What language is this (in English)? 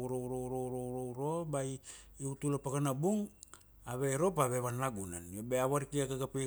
Kuanua